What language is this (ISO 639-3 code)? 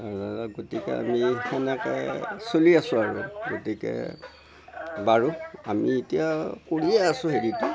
asm